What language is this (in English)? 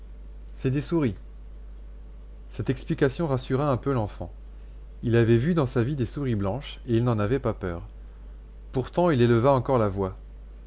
French